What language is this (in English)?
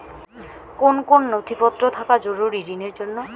Bangla